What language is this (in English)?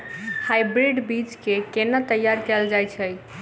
Maithili